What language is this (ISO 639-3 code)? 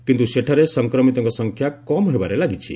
ori